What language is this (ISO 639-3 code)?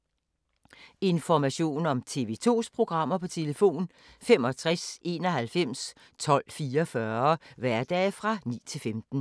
dan